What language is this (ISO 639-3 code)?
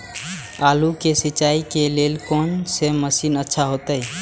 mai